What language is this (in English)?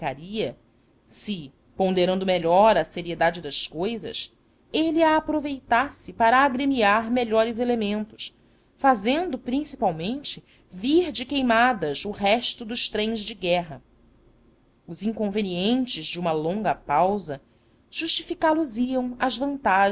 Portuguese